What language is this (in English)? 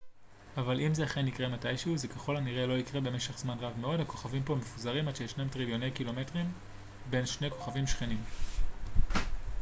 Hebrew